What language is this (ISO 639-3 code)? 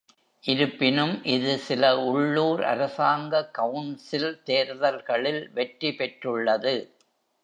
tam